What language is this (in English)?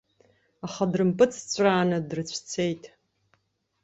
Abkhazian